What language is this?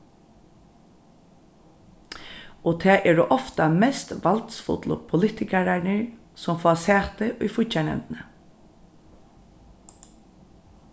Faroese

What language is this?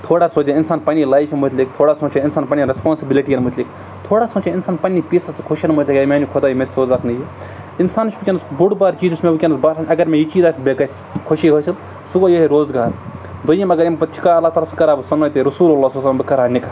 Kashmiri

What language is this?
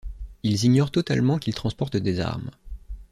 French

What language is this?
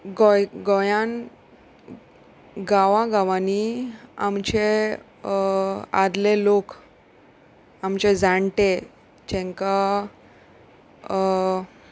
Konkani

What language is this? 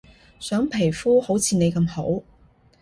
Cantonese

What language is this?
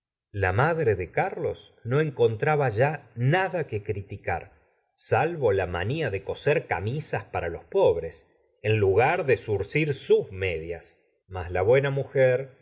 Spanish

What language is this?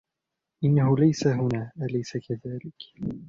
Arabic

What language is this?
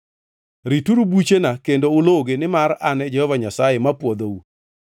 Luo (Kenya and Tanzania)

